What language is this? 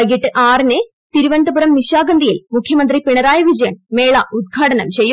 Malayalam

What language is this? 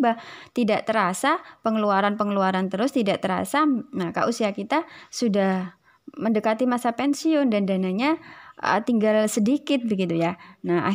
Indonesian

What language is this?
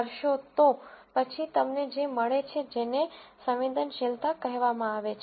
Gujarati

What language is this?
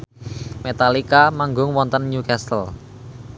Javanese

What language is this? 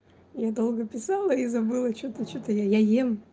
Russian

